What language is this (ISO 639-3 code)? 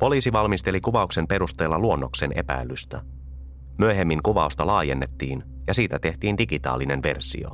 fin